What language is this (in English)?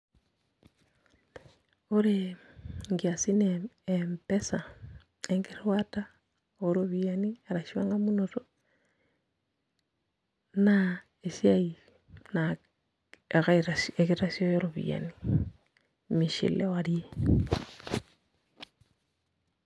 Masai